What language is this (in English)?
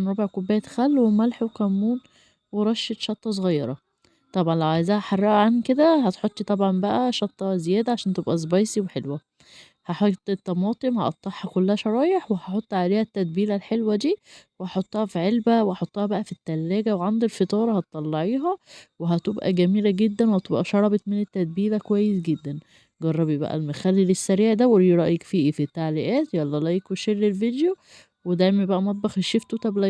Arabic